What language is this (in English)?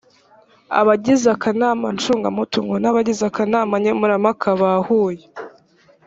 Kinyarwanda